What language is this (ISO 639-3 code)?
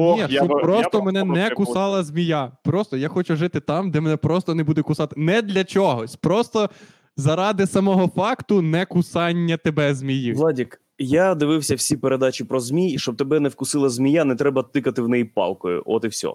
ukr